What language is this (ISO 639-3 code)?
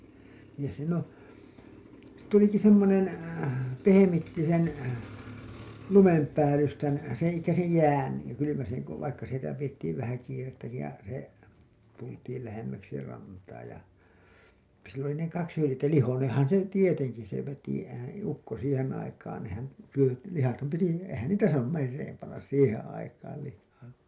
fin